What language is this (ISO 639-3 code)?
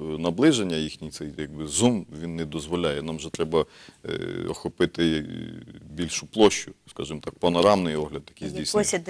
ukr